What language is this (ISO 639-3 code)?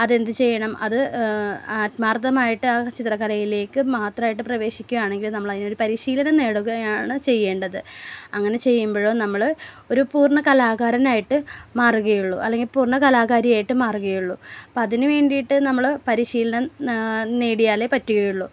mal